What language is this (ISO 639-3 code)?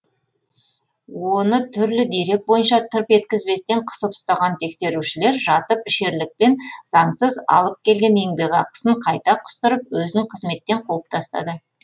kaz